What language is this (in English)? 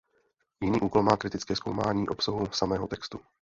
Czech